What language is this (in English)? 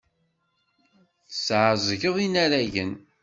Kabyle